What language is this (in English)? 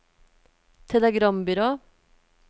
Norwegian